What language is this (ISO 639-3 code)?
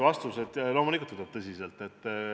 est